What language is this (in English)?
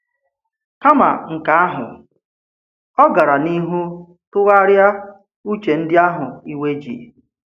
Igbo